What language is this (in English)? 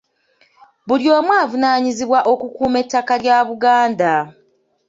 Ganda